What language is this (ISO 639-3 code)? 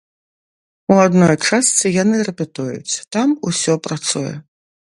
bel